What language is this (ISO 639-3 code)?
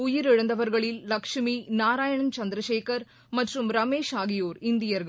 tam